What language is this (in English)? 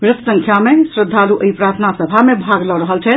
Maithili